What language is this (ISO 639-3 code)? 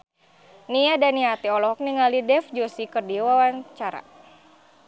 sun